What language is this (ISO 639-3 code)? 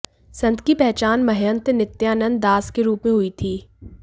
hin